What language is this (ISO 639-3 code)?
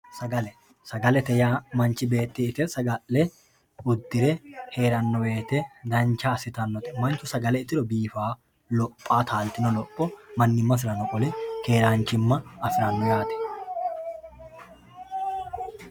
sid